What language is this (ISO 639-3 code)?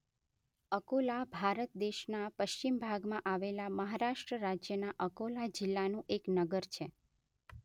guj